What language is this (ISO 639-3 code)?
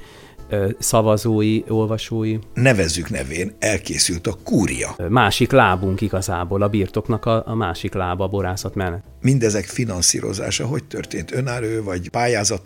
hun